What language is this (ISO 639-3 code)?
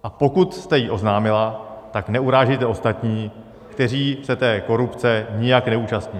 ces